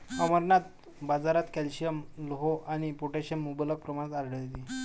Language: Marathi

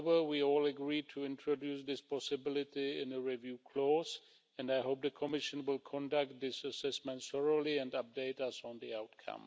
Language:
English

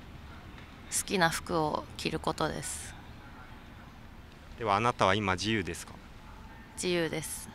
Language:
Japanese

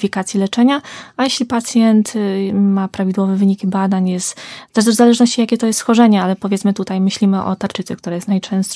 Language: Polish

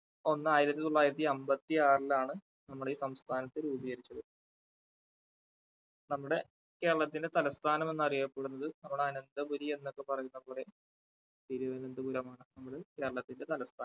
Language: Malayalam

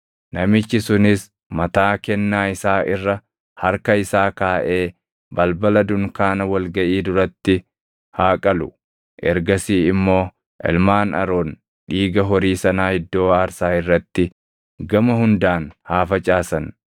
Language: Oromo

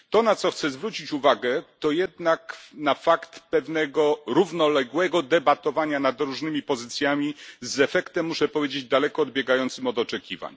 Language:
Polish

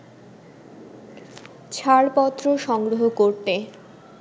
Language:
Bangla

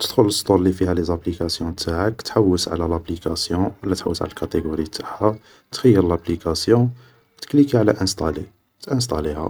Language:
Algerian Arabic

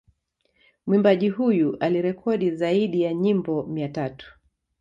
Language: Swahili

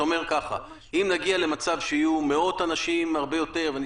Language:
Hebrew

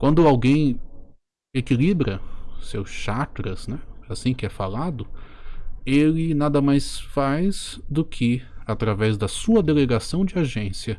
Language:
Portuguese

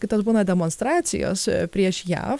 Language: Lithuanian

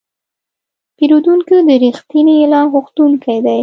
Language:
Pashto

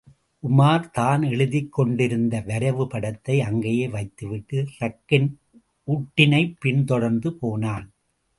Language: Tamil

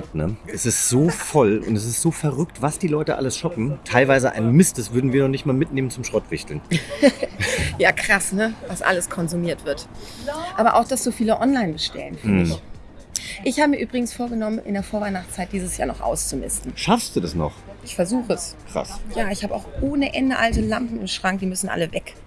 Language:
German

